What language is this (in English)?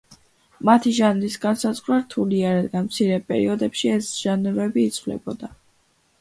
Georgian